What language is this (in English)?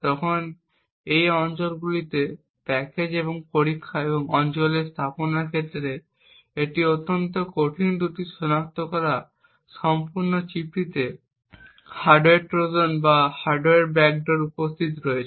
Bangla